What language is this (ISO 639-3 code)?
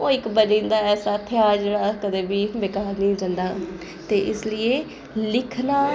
doi